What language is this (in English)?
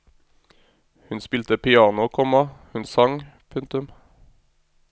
Norwegian